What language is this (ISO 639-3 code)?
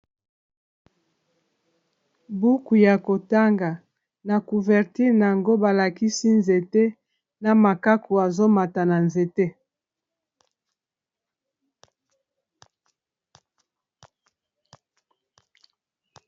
lin